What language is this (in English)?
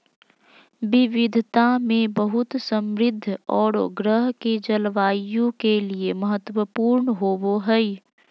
Magahi